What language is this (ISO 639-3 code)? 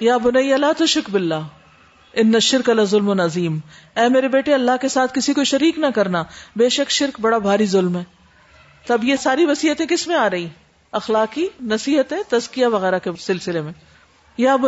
urd